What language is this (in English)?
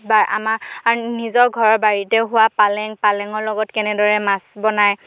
Assamese